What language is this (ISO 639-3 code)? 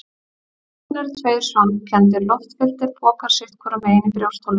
isl